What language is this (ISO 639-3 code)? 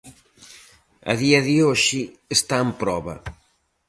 glg